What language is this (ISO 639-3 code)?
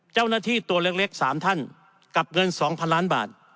tha